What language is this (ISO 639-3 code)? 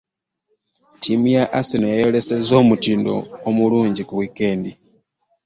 lug